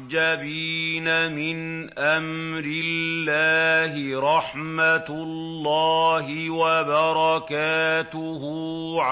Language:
Arabic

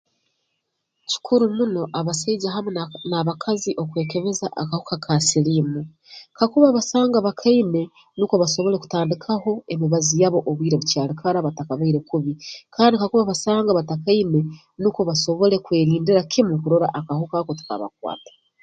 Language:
Tooro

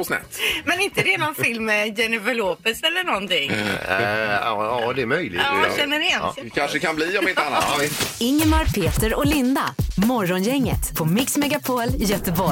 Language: Swedish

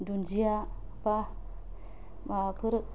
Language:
Bodo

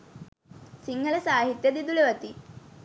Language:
Sinhala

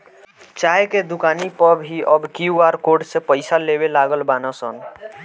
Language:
Bhojpuri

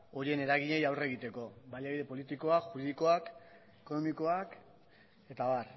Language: Basque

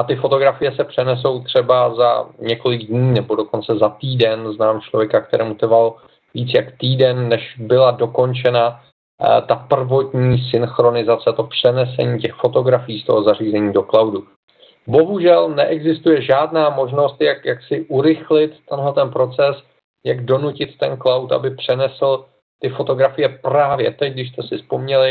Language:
Czech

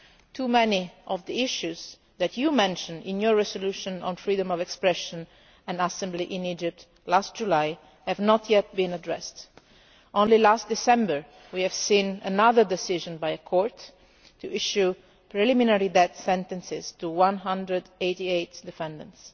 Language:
English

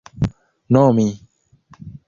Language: Esperanto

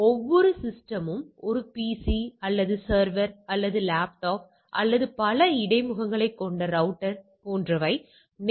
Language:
Tamil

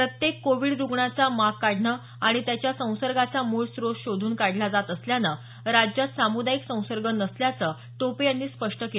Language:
Marathi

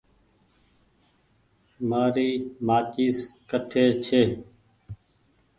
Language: Goaria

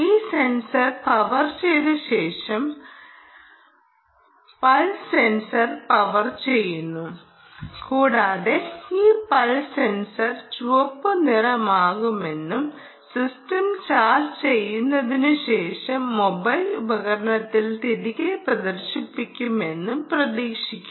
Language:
Malayalam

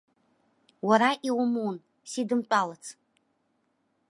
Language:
Abkhazian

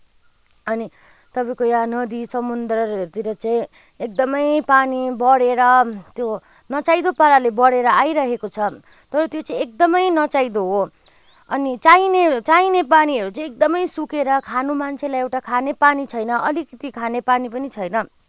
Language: Nepali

